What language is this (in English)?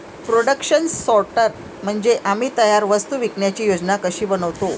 Marathi